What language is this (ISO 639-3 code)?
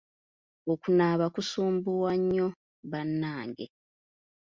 lug